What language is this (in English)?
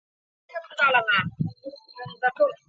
Chinese